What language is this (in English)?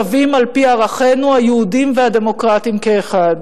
Hebrew